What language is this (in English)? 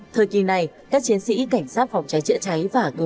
Vietnamese